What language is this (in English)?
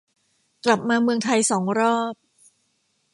Thai